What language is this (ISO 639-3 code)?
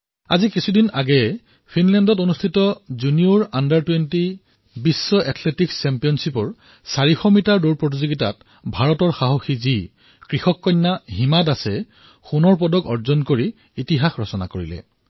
asm